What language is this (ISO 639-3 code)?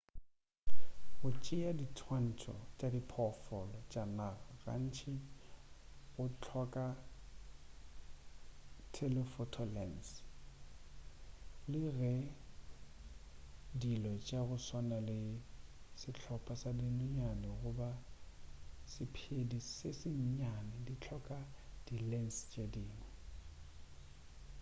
nso